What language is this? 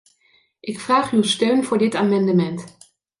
Dutch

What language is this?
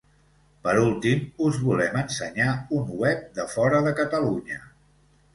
Catalan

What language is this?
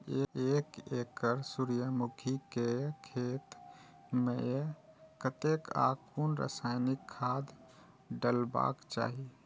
Maithili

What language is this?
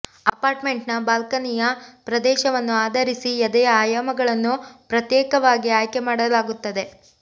Kannada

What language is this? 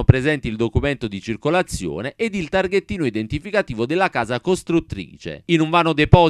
Italian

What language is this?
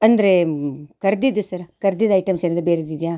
Kannada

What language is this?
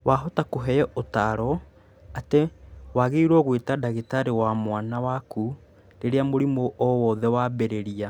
Kikuyu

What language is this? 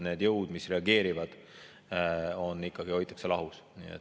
Estonian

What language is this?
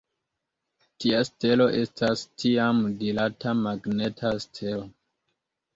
Esperanto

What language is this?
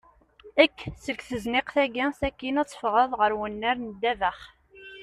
Kabyle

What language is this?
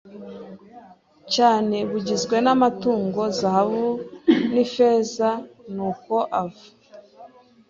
Kinyarwanda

